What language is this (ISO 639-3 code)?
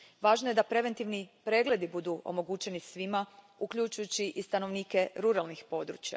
hrv